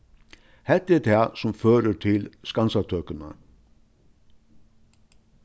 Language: Faroese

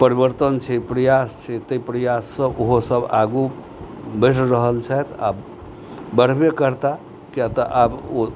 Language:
Maithili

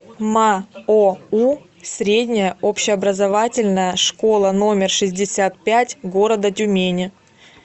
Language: Russian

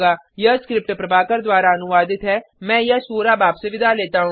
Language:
Hindi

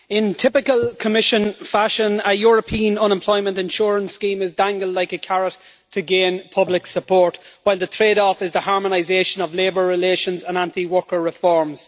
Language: English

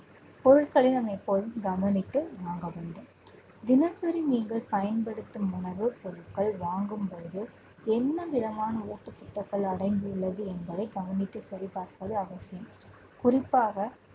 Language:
Tamil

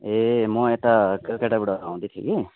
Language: Nepali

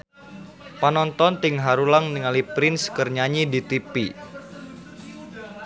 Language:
Sundanese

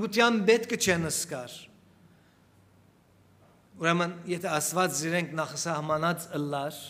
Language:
Turkish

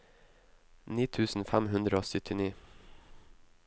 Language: Norwegian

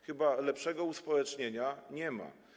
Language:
Polish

